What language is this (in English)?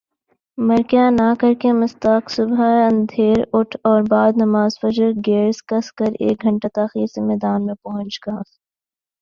Urdu